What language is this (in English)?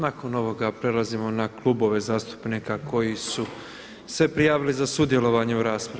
Croatian